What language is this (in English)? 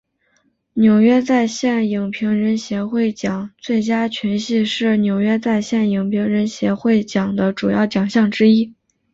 Chinese